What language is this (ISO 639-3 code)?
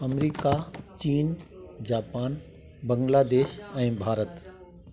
snd